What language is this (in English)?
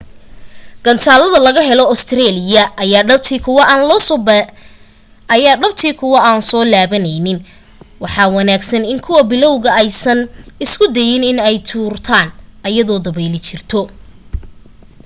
Somali